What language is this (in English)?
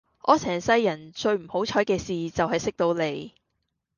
Cantonese